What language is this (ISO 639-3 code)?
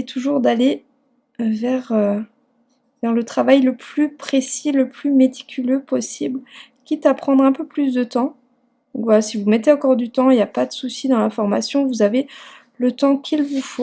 fra